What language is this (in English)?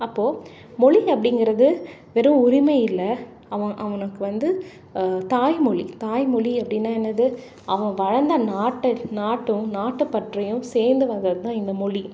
Tamil